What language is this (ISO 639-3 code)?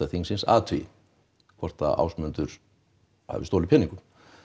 isl